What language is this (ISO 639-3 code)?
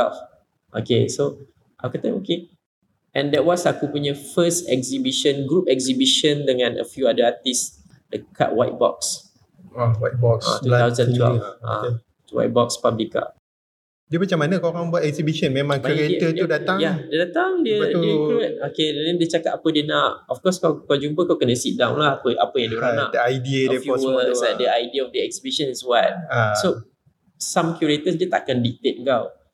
msa